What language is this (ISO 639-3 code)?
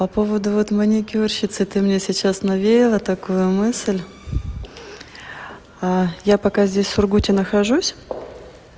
rus